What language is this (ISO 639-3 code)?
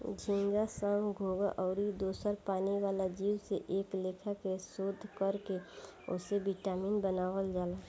bho